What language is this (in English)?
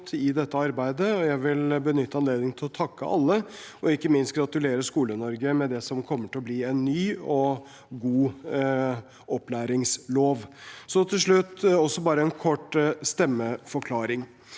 Norwegian